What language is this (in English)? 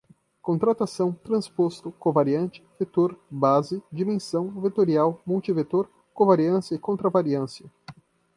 Portuguese